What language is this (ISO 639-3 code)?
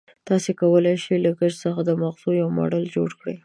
pus